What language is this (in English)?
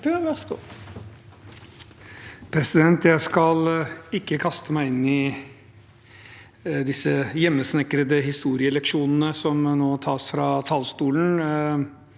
Norwegian